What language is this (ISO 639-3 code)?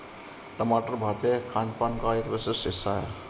hin